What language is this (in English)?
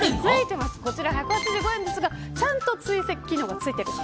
Japanese